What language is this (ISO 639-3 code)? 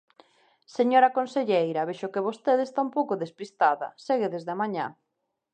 glg